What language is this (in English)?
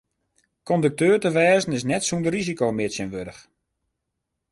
Western Frisian